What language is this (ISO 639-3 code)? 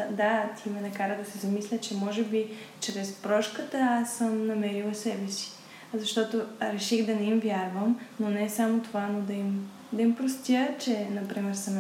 bul